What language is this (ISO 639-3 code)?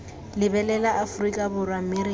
tsn